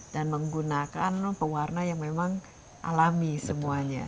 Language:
Indonesian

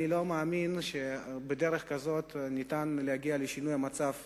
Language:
Hebrew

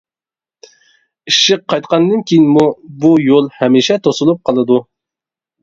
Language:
Uyghur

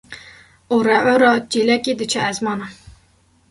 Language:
Kurdish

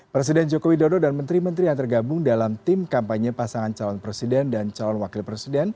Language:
Indonesian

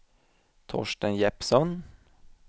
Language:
Swedish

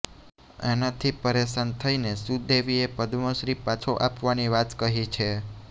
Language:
Gujarati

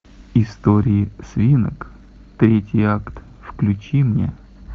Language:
Russian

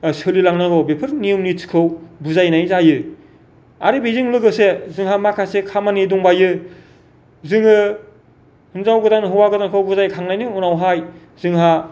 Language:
Bodo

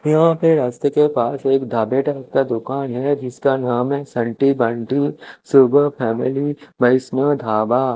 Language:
Hindi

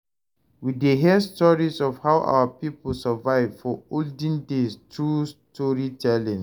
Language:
Nigerian Pidgin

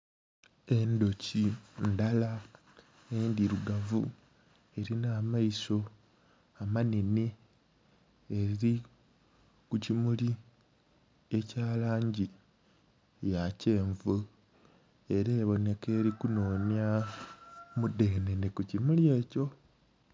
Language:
Soga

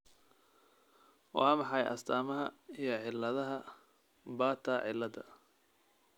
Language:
Somali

